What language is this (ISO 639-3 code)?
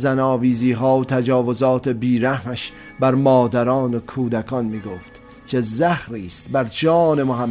fas